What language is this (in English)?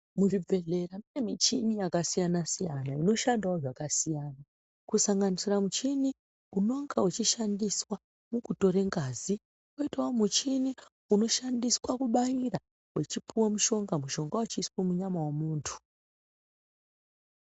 Ndau